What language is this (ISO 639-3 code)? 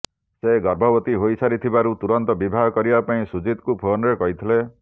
ori